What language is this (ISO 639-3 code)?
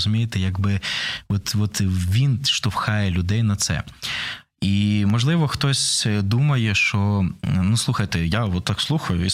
ukr